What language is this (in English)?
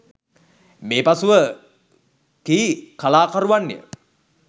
Sinhala